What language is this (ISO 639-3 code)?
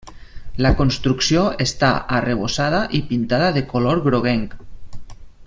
cat